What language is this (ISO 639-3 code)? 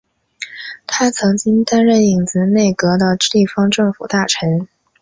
zho